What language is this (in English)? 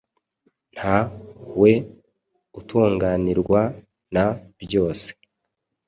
Kinyarwanda